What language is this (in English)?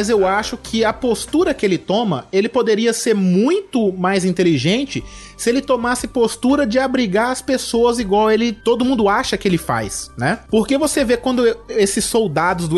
Portuguese